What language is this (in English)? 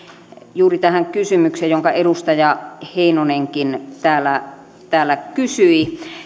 Finnish